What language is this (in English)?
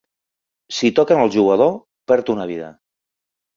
Catalan